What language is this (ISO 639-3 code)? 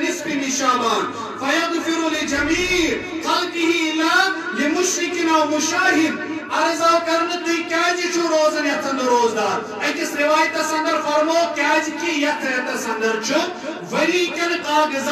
ara